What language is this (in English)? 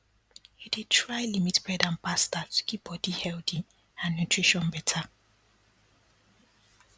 Nigerian Pidgin